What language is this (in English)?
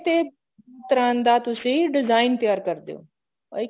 Punjabi